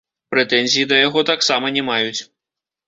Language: Belarusian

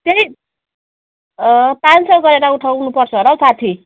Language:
Nepali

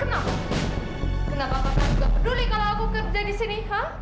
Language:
Indonesian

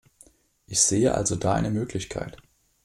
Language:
German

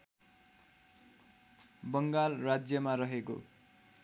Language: Nepali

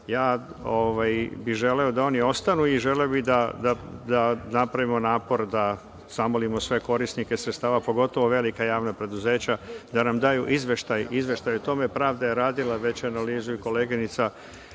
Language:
Serbian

